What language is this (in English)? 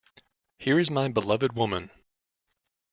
English